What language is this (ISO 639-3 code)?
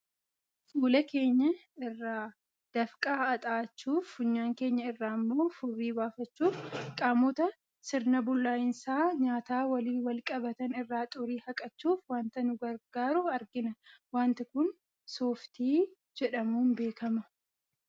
orm